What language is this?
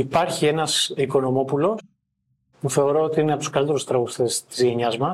Greek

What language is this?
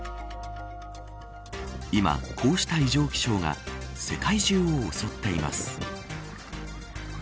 Japanese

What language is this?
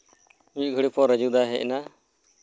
Santali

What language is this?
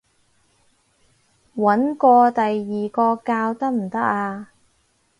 Cantonese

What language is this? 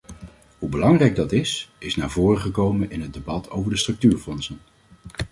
Dutch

